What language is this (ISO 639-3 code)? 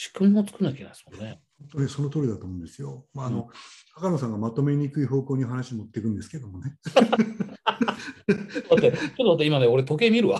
jpn